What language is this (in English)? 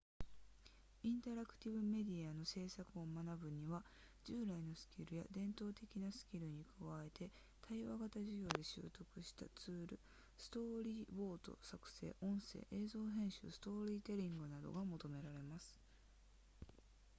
Japanese